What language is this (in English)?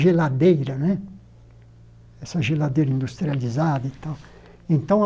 Portuguese